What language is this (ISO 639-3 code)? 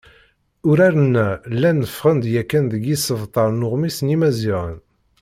kab